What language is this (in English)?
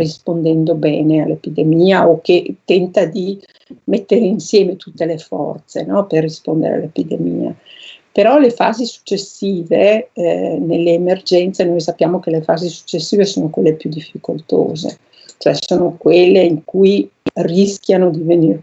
Italian